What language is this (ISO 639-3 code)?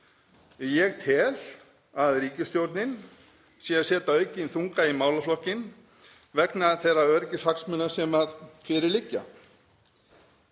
isl